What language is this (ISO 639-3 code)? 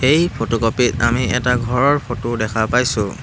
asm